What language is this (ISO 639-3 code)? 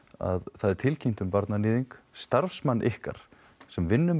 isl